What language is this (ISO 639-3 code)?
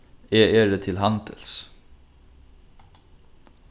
fao